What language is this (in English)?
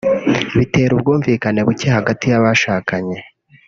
Kinyarwanda